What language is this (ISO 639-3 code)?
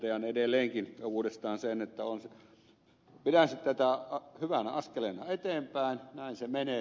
fin